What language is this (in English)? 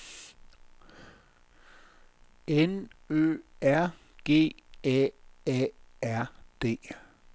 Danish